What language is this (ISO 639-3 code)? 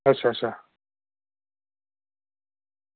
doi